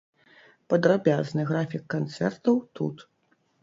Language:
Belarusian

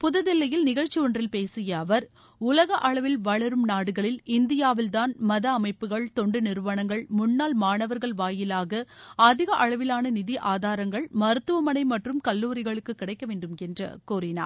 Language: Tamil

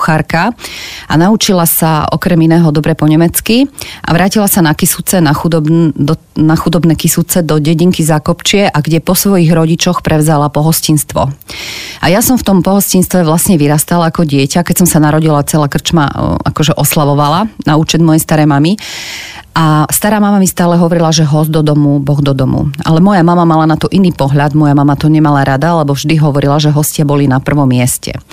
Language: Slovak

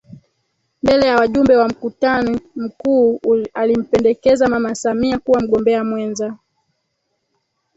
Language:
Swahili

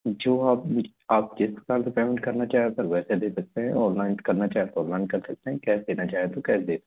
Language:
Hindi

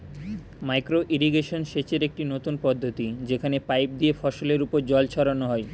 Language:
Bangla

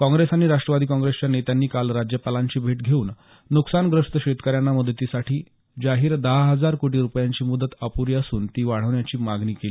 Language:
Marathi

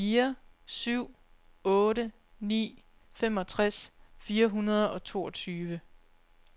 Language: Danish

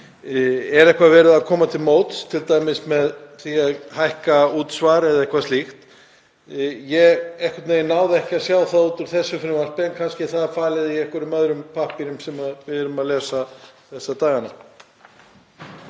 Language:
Icelandic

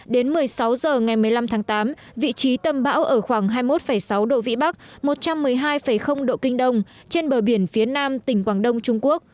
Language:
Vietnamese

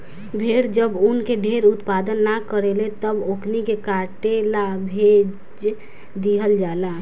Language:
Bhojpuri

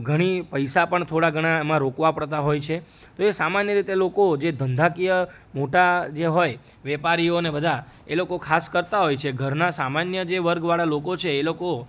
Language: Gujarati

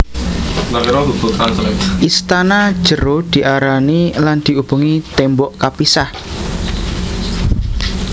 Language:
Javanese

